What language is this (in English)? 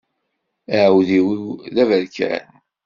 Kabyle